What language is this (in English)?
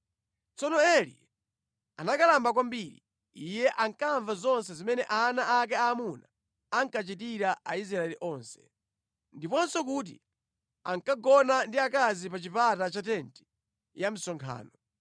Nyanja